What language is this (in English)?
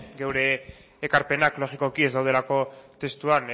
Basque